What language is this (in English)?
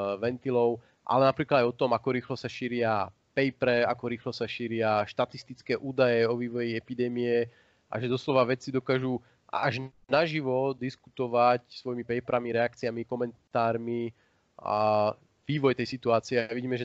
Slovak